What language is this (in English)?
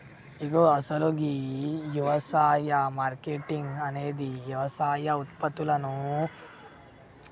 Telugu